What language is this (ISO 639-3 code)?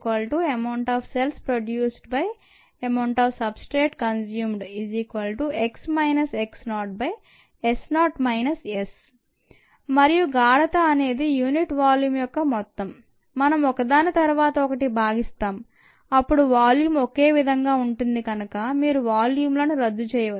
tel